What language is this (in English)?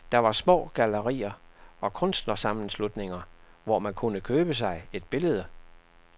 Danish